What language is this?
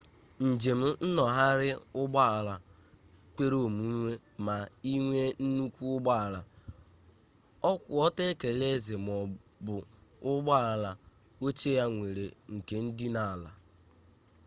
Igbo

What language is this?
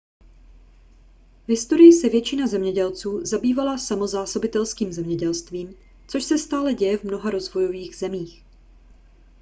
Czech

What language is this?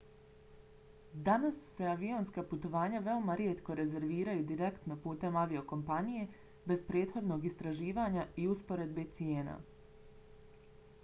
Bosnian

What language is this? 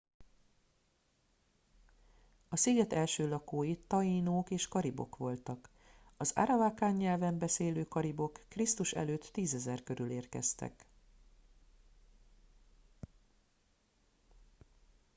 Hungarian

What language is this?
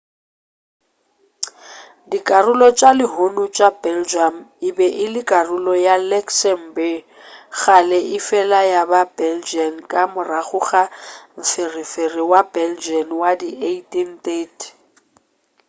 Northern Sotho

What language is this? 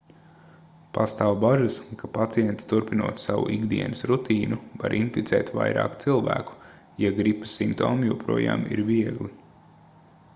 Latvian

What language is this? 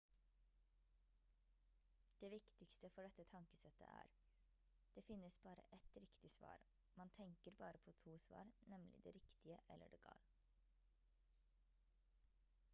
Norwegian Bokmål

